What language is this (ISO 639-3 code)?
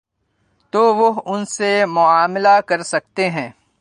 urd